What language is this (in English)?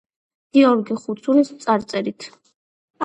Georgian